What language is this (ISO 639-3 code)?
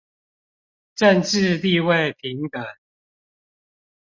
zho